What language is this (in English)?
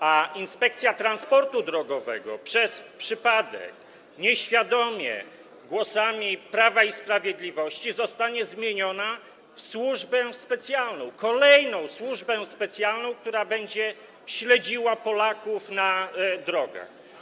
Polish